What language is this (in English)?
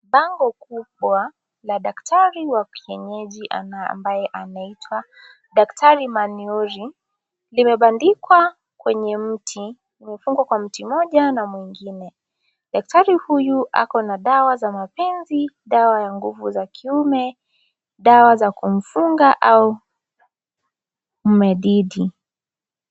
Swahili